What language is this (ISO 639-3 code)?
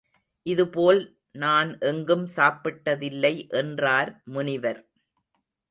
tam